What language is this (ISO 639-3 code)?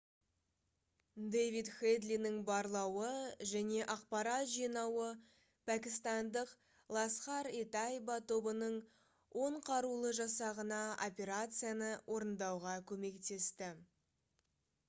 kaz